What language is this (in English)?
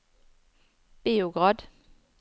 Norwegian